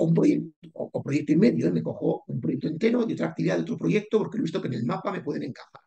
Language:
Spanish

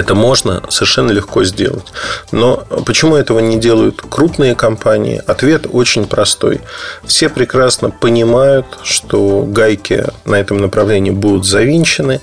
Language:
Russian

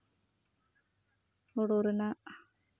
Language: Santali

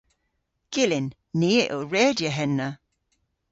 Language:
Cornish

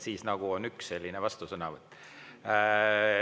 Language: Estonian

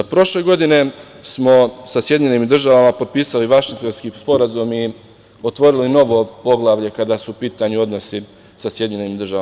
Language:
Serbian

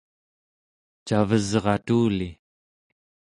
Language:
Central Yupik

